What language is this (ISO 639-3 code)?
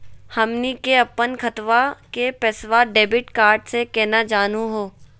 mag